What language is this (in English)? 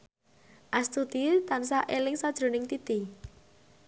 Javanese